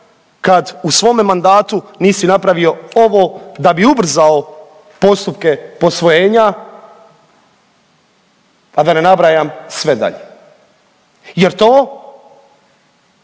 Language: Croatian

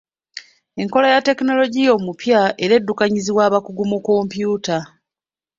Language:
Ganda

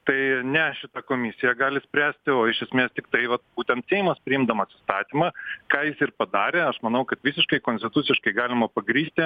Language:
Lithuanian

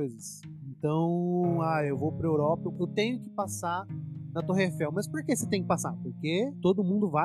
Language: Portuguese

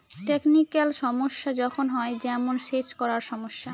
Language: Bangla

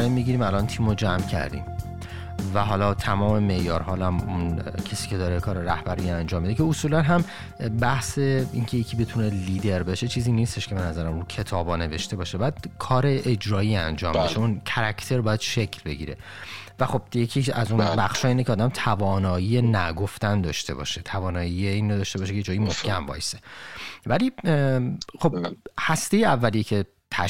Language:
Persian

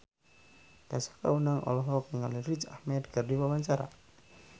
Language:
Sundanese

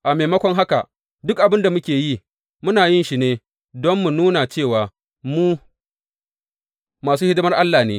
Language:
Hausa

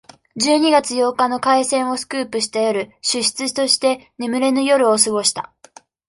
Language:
Japanese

